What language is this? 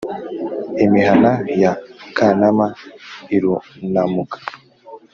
Kinyarwanda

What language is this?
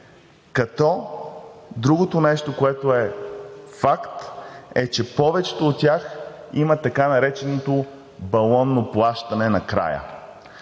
Bulgarian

